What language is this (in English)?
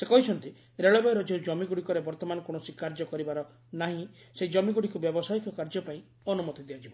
Odia